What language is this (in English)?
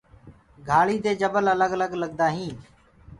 Gurgula